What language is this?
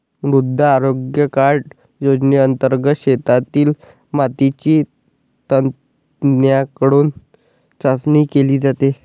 Marathi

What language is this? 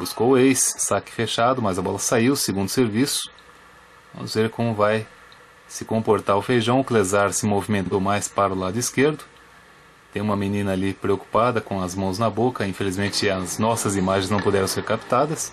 Portuguese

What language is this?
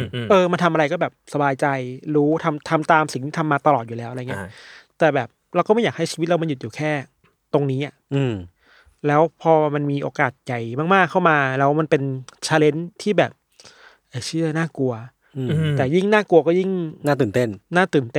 Thai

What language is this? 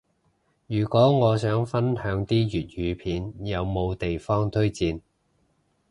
Cantonese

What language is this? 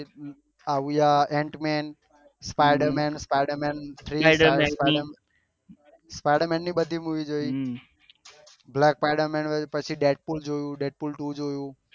Gujarati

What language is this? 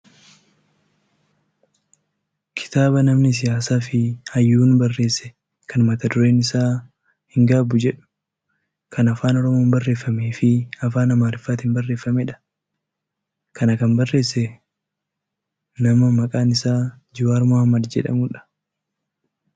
Oromo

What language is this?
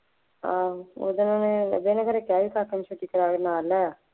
Punjabi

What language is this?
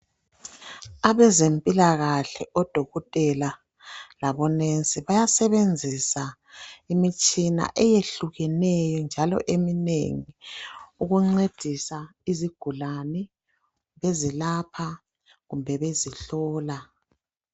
North Ndebele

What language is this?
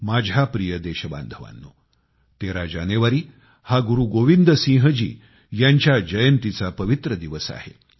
Marathi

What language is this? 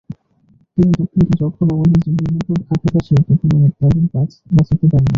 Bangla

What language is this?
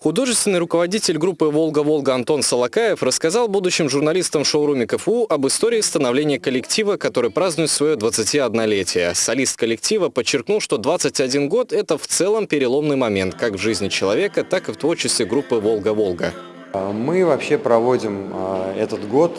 Russian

